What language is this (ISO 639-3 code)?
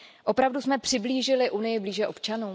ces